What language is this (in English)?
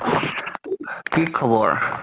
Assamese